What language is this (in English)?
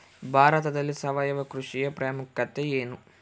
Kannada